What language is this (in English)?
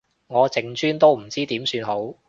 Cantonese